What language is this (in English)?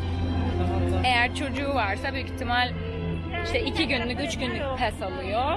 Turkish